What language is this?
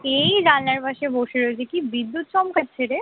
Bangla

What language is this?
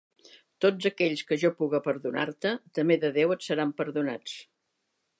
Catalan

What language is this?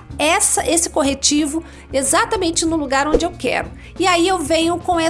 Portuguese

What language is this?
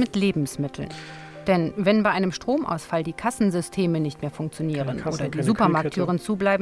German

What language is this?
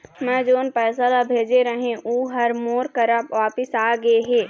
Chhattisgarhi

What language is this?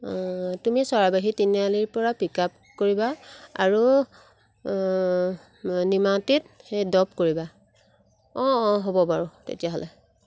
Assamese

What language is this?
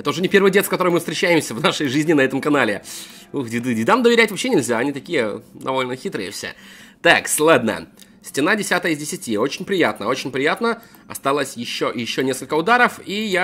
Russian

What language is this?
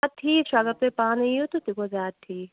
Kashmiri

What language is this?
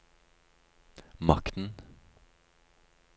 Norwegian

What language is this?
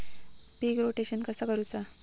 Marathi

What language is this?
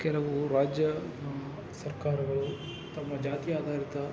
Kannada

